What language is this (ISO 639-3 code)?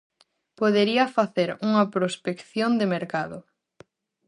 glg